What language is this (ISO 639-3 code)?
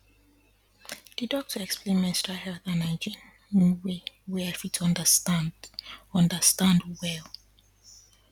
pcm